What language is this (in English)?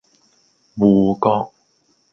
Cantonese